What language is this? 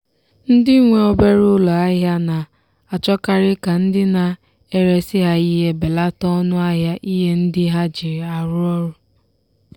Igbo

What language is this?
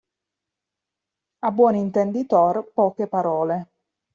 Italian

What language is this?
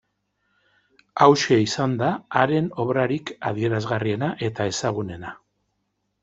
Basque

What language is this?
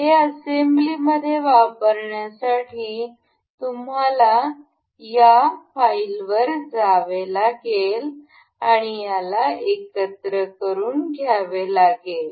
Marathi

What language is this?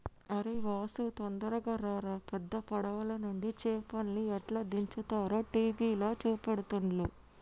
Telugu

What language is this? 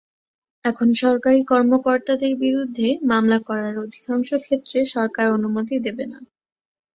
Bangla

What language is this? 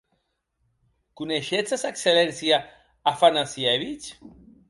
Occitan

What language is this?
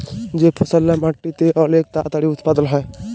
Bangla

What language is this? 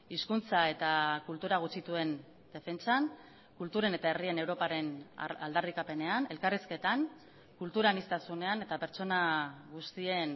Basque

